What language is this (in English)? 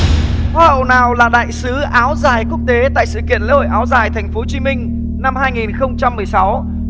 Vietnamese